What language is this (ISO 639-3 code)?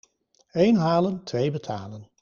nld